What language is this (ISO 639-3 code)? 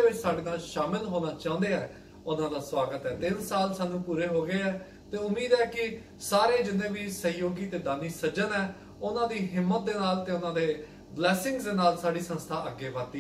hin